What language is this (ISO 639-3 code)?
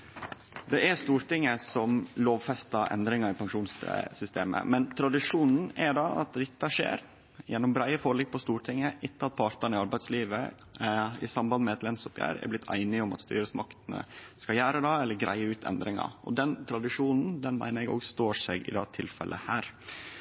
nno